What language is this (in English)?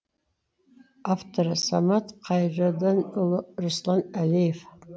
Kazakh